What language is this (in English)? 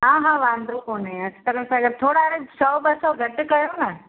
Sindhi